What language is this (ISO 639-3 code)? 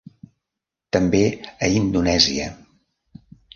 cat